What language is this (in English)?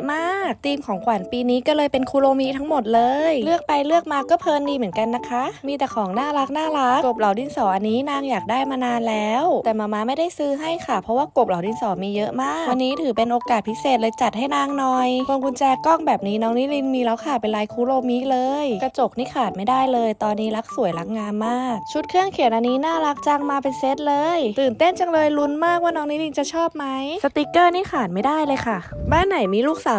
Thai